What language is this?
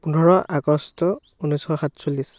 Assamese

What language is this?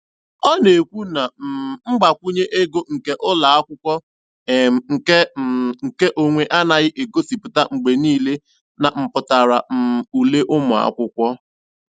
Igbo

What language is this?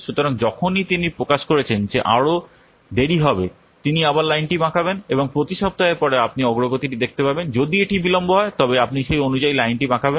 Bangla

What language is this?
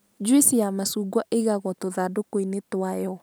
Kikuyu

